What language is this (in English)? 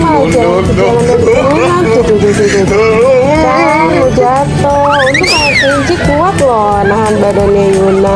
Indonesian